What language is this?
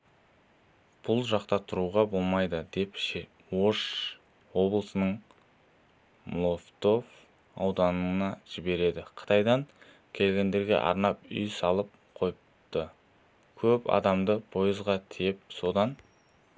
Kazakh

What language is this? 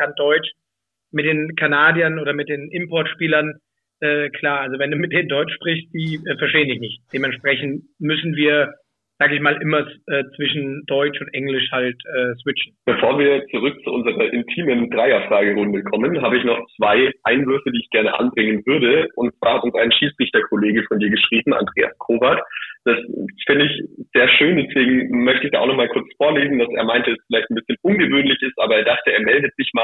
German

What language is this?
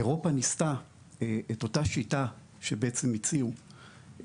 Hebrew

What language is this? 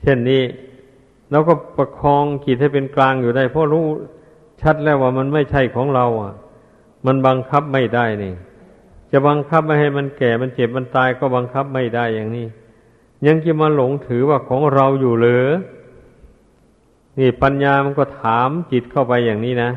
Thai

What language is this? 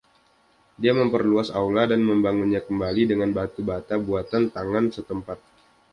Indonesian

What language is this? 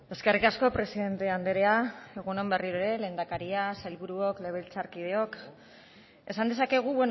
Basque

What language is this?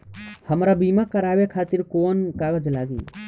Bhojpuri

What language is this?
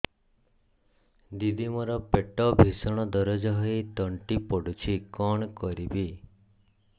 Odia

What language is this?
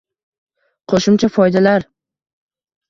Uzbek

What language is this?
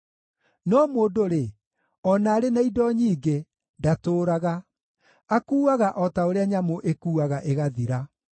Kikuyu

